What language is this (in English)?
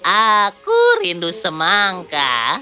Indonesian